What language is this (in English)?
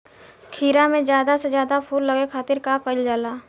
Bhojpuri